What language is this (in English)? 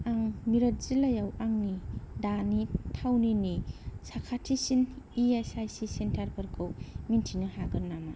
Bodo